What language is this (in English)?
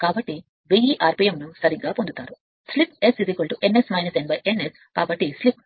Telugu